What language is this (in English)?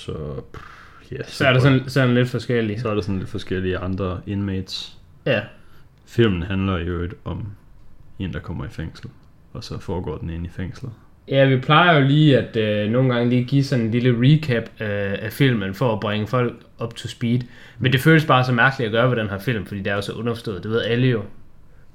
Danish